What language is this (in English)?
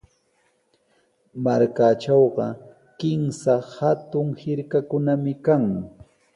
Sihuas Ancash Quechua